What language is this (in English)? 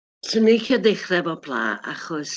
Welsh